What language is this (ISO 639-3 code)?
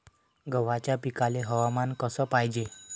mar